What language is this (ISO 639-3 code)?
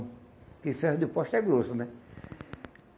por